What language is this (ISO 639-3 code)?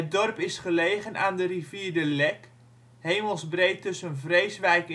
nld